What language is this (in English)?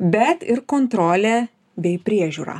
Lithuanian